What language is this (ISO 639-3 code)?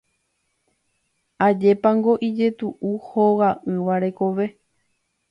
grn